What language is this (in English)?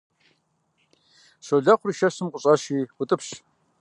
Kabardian